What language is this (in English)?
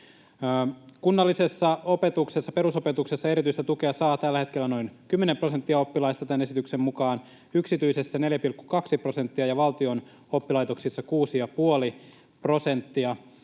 Finnish